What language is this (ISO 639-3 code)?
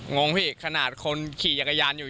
tha